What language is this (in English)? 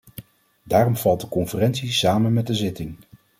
Dutch